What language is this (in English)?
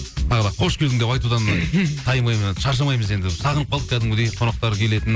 Kazakh